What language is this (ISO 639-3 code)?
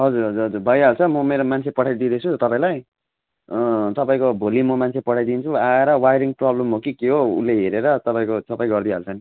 nep